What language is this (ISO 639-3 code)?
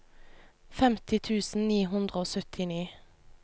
nor